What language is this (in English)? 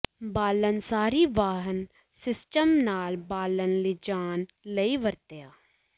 Punjabi